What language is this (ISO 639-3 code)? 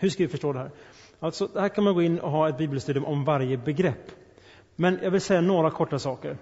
swe